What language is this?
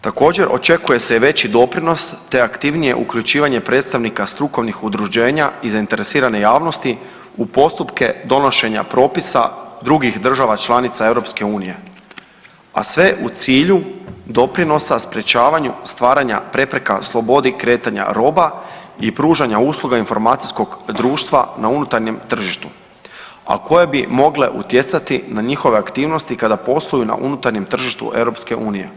Croatian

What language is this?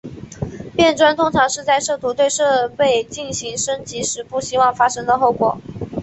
Chinese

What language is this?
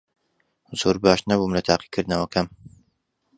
Central Kurdish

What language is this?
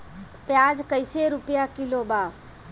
Bhojpuri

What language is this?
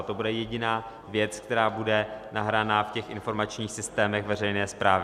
Czech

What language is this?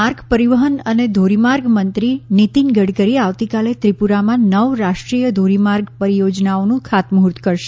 Gujarati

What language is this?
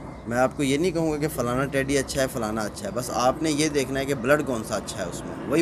Hindi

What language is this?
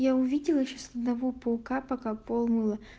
Russian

